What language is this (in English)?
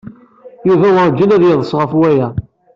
Kabyle